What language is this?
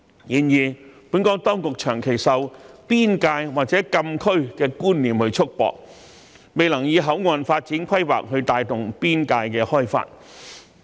Cantonese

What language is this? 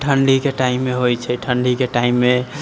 Maithili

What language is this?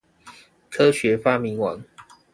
Chinese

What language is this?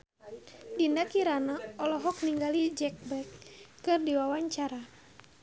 Sundanese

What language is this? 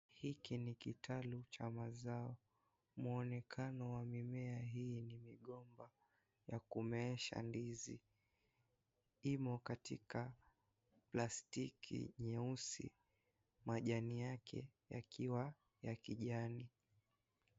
Swahili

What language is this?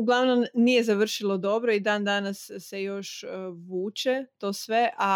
Croatian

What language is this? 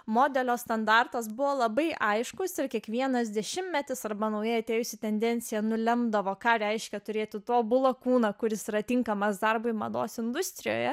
Lithuanian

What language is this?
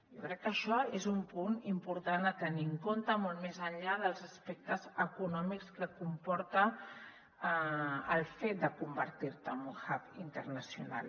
Catalan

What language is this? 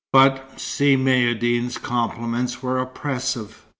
English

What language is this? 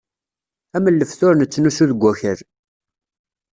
Kabyle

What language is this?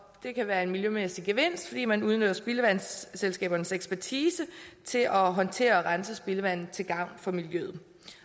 Danish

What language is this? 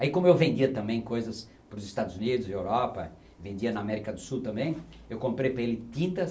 Portuguese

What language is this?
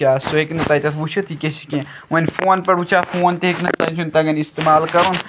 Kashmiri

